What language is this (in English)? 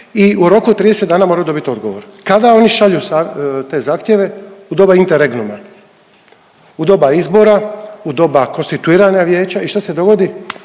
Croatian